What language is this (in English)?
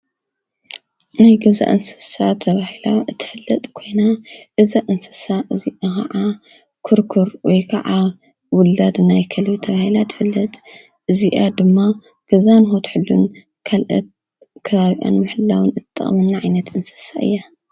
Tigrinya